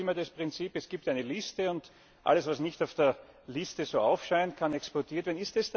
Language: German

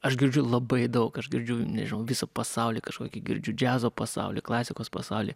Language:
Lithuanian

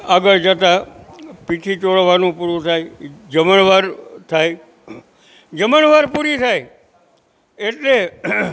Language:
Gujarati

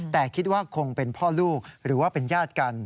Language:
Thai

